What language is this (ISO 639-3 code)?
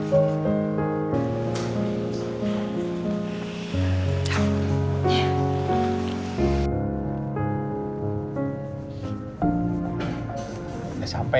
ind